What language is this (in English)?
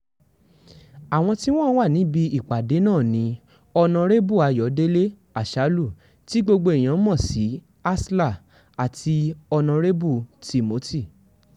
Yoruba